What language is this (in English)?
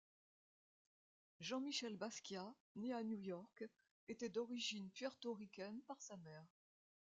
French